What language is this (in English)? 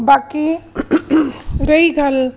Punjabi